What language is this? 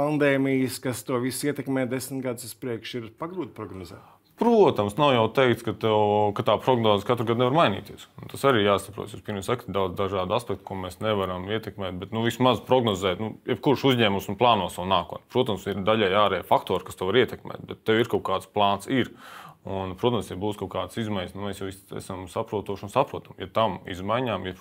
Latvian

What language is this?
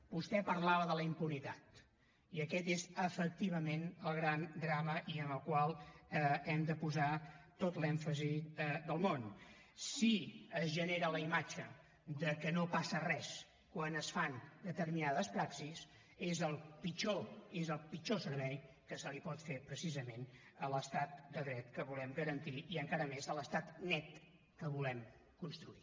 Catalan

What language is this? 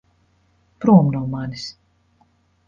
Latvian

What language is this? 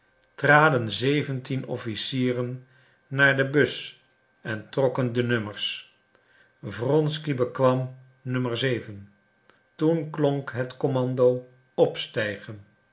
Dutch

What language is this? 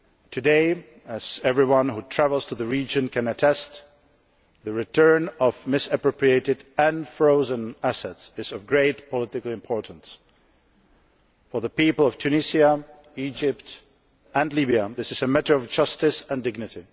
English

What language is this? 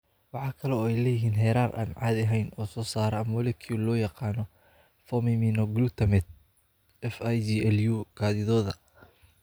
Somali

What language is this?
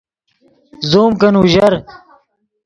Yidgha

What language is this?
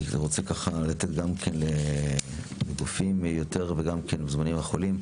Hebrew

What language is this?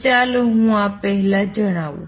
Gujarati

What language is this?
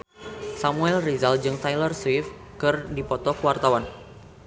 Sundanese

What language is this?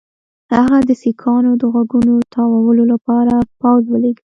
Pashto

